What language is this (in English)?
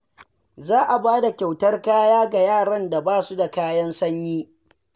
Hausa